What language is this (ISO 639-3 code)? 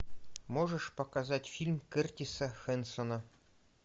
rus